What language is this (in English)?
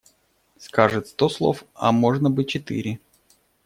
Russian